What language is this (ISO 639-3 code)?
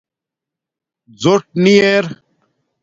dmk